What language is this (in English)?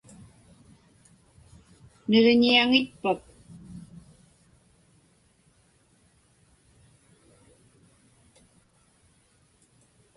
Inupiaq